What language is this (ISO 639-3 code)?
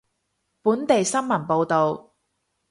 yue